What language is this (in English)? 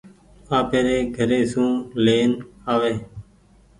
Goaria